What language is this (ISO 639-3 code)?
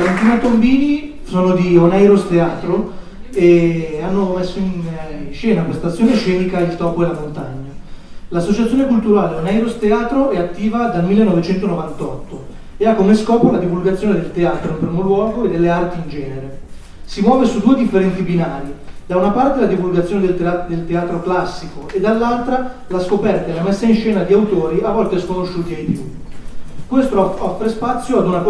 ita